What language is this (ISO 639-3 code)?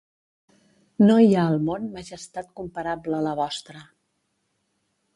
cat